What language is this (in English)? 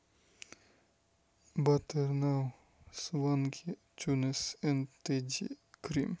Russian